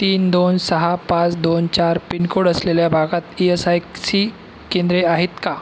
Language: Marathi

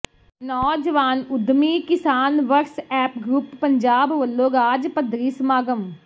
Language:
Punjabi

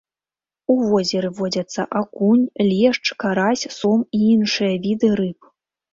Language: Belarusian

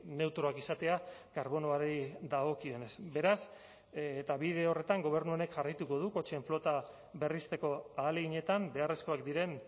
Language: Basque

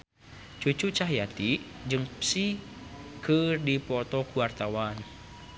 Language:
Sundanese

